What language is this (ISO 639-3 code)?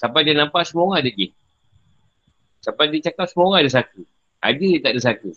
msa